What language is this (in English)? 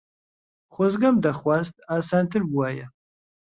Central Kurdish